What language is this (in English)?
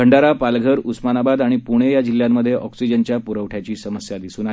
Marathi